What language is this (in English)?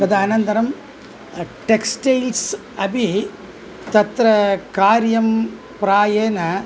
Sanskrit